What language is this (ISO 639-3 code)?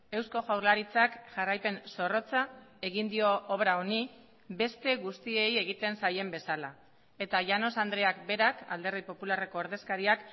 eus